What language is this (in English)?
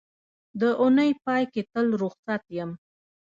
Pashto